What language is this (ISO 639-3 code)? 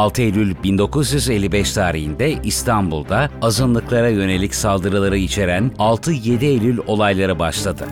tur